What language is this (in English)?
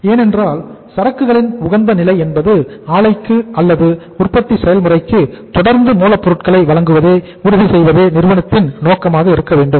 Tamil